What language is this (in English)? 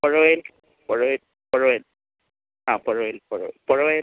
Malayalam